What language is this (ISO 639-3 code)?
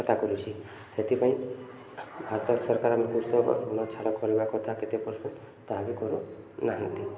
ori